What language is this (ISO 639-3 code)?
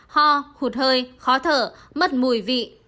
vie